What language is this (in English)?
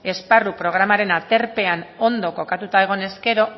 Basque